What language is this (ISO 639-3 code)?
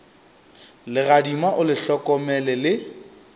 nso